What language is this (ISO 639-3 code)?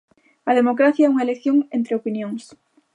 glg